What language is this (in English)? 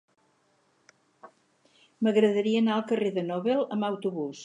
Catalan